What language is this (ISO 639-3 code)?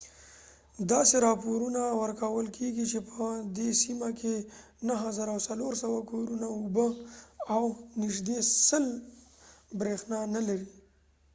pus